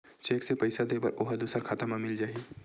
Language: Chhattisgarhi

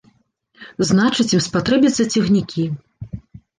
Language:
Belarusian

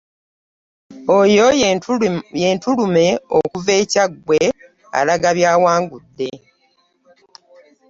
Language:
Ganda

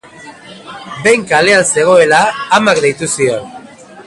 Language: Basque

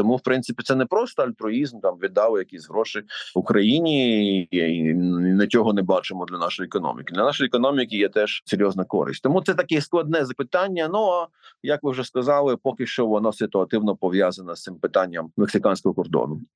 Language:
Ukrainian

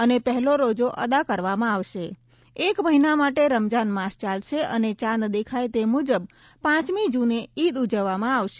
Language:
Gujarati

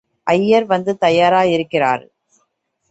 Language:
Tamil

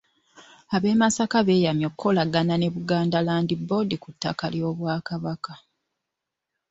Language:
Ganda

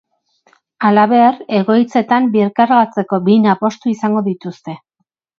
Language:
Basque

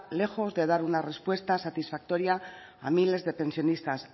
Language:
Spanish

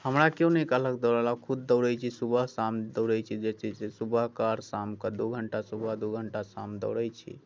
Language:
Maithili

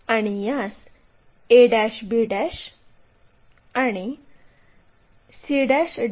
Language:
Marathi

